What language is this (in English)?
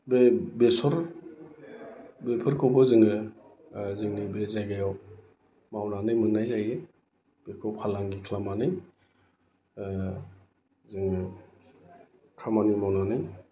Bodo